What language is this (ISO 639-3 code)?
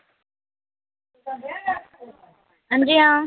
doi